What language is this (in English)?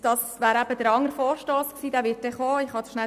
Swiss German